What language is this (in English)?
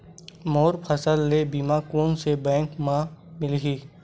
Chhattisgarhi